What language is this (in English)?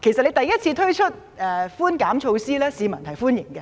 Cantonese